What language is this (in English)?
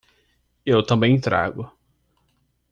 Portuguese